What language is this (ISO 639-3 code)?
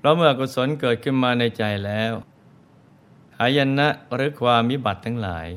tha